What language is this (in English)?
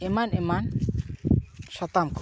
Santali